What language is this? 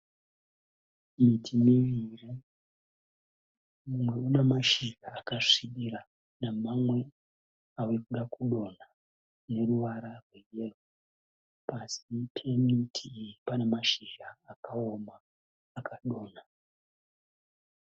Shona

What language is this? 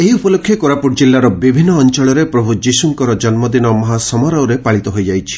Odia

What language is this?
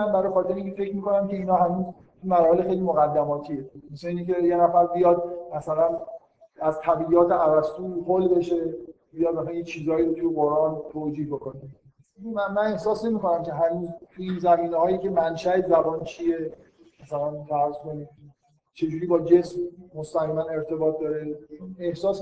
Persian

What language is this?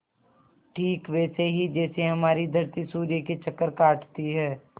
Hindi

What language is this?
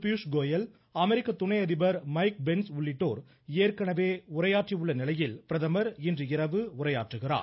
Tamil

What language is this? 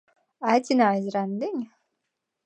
Latvian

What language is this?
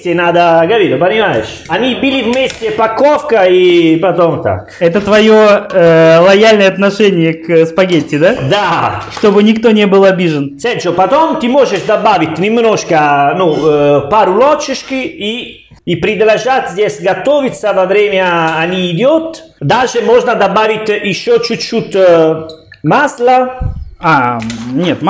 Russian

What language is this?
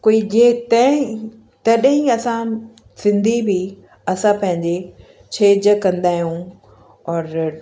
Sindhi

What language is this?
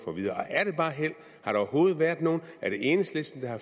Danish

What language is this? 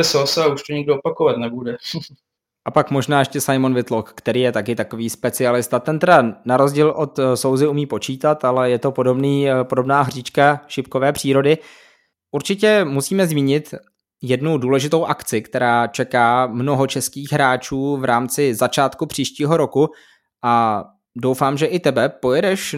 Czech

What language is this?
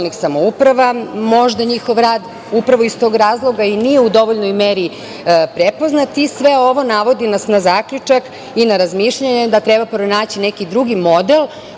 Serbian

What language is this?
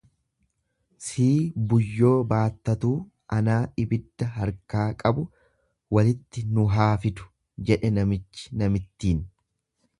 Oromo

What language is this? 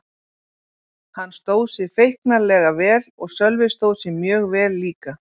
Icelandic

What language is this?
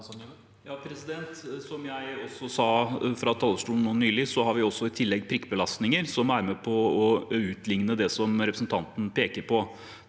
Norwegian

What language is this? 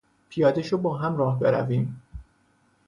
Persian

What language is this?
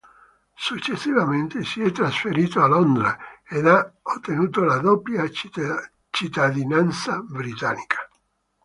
Italian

